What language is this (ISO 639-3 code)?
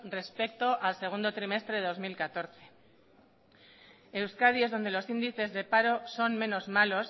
spa